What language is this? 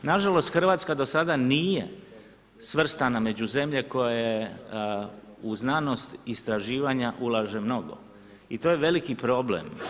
Croatian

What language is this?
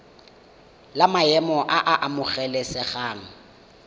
Tswana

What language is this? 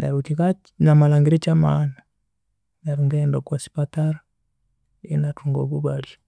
Konzo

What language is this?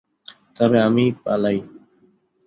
Bangla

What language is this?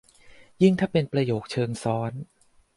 Thai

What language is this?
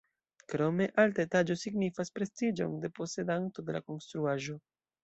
Esperanto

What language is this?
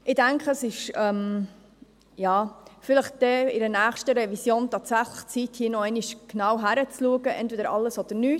Swiss German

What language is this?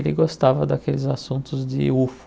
Portuguese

